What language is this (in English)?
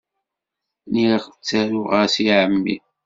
Kabyle